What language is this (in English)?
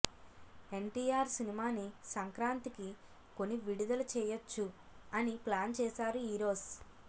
Telugu